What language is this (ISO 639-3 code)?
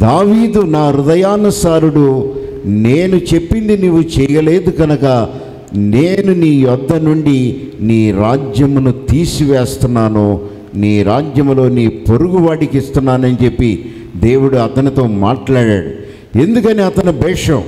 tel